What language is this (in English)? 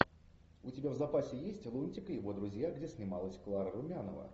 Russian